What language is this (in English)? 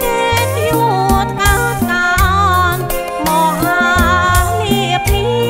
Thai